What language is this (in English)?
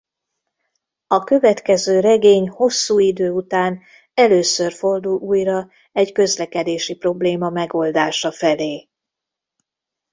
Hungarian